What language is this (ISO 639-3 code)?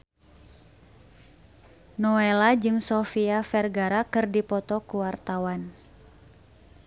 sun